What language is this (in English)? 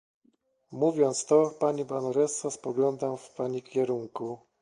Polish